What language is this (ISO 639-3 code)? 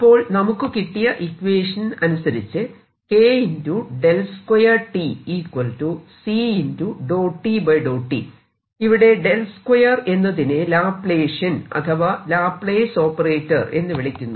mal